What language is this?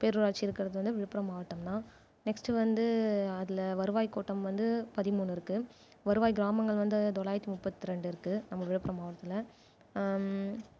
Tamil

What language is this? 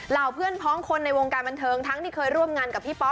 Thai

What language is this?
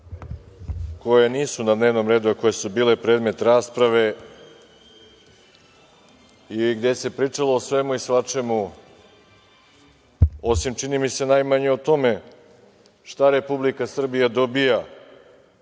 Serbian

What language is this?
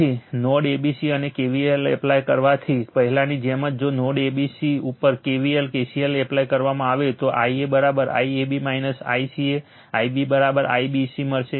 Gujarati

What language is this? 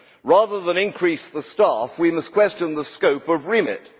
English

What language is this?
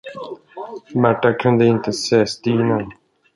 Swedish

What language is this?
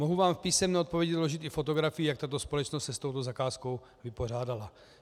Czech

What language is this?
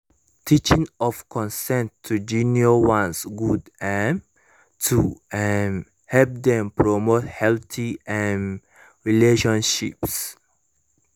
Nigerian Pidgin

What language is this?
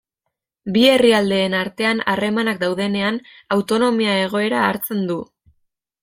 Basque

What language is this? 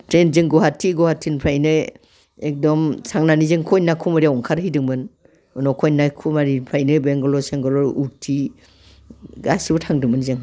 Bodo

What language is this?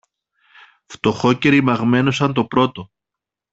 Greek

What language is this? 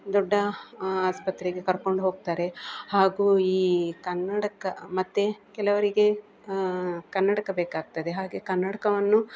Kannada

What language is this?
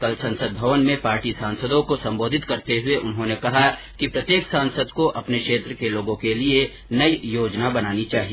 Hindi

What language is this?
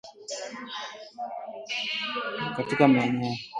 Swahili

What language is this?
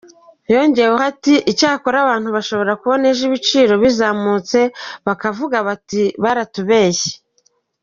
Kinyarwanda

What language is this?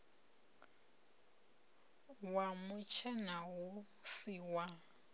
Venda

